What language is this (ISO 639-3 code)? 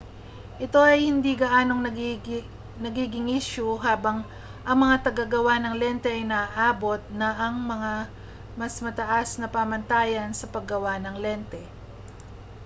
fil